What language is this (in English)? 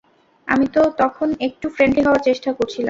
Bangla